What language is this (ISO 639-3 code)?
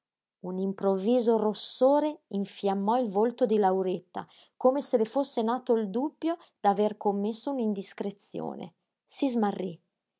ita